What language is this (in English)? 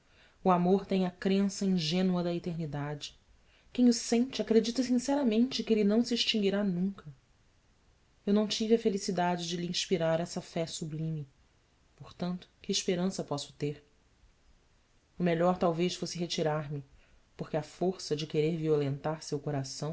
Portuguese